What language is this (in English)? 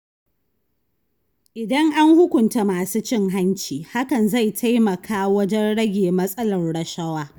Hausa